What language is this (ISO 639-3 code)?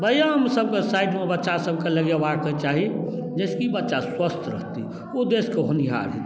mai